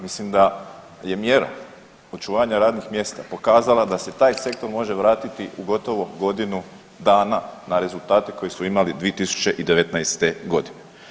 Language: Croatian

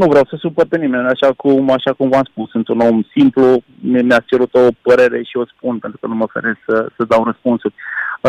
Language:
Romanian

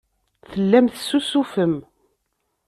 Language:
Kabyle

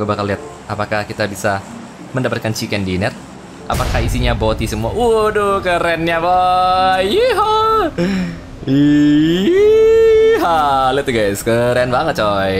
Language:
Indonesian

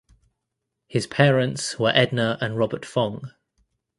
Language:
English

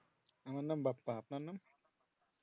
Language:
Bangla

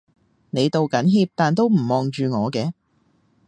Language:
Cantonese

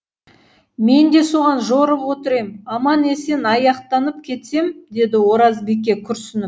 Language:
Kazakh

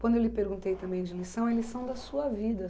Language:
Portuguese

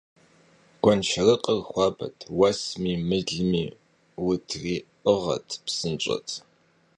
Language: Kabardian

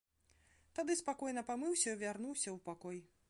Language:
Belarusian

